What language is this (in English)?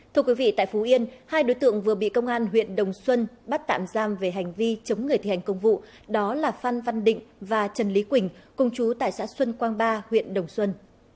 Vietnamese